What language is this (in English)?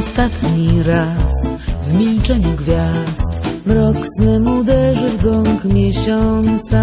Polish